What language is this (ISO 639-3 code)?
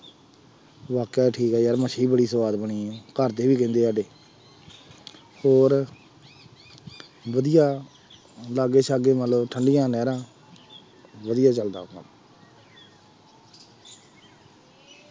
pan